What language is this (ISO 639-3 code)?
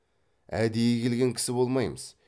kaz